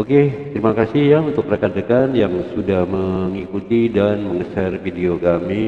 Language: Indonesian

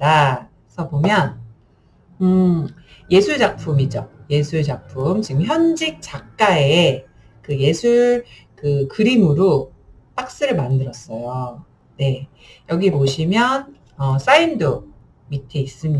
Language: Korean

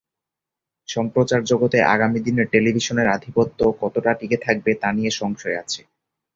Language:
Bangla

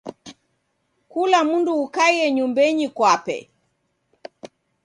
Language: Taita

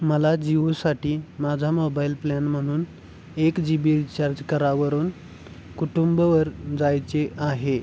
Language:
Marathi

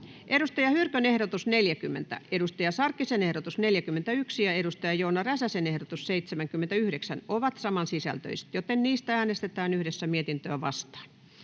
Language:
Finnish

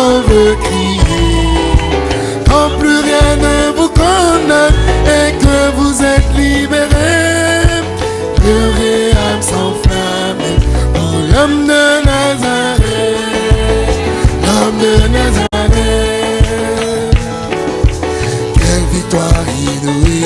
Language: French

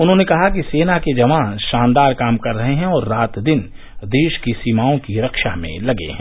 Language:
Hindi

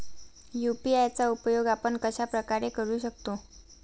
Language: Marathi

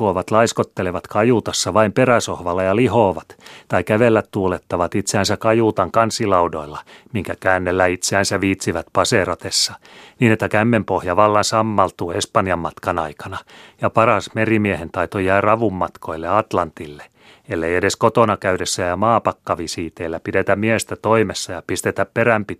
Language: Finnish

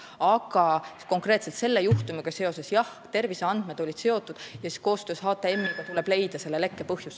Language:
Estonian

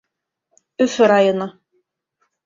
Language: Bashkir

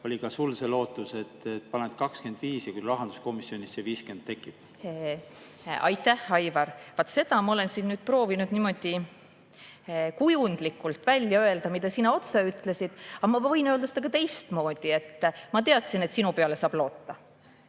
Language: Estonian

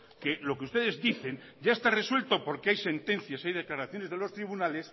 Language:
Spanish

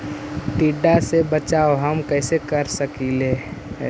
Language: Magahi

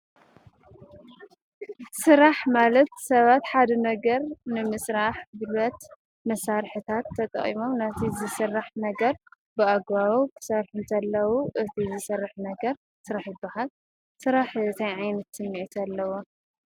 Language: Tigrinya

